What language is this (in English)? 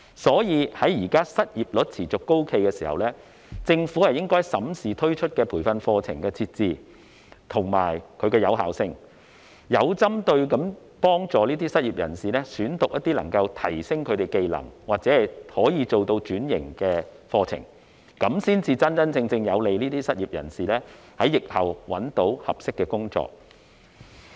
Cantonese